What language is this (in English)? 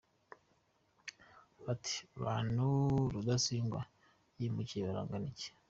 Kinyarwanda